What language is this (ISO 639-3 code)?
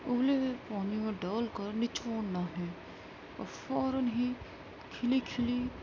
urd